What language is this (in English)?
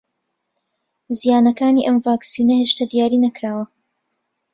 Central Kurdish